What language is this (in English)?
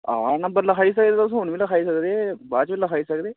Dogri